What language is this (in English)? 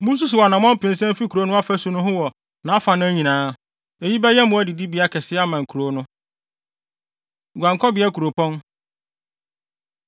Akan